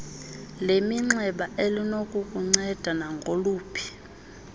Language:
Xhosa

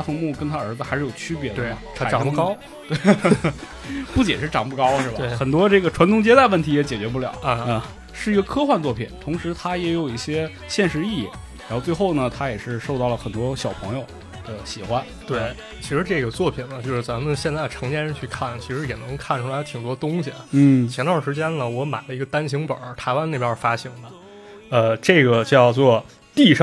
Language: Chinese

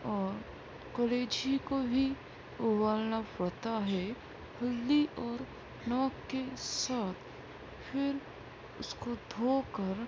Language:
Urdu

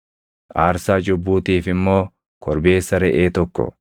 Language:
Oromo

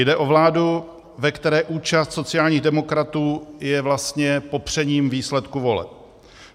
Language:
Czech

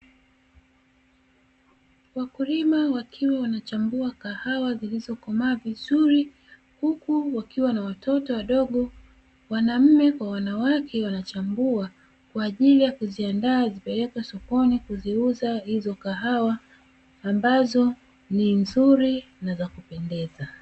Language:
Swahili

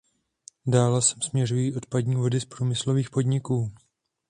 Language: Czech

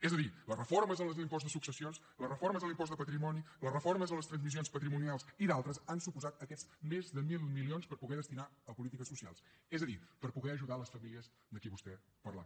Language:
Catalan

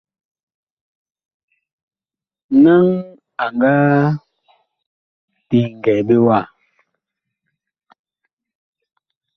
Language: Bakoko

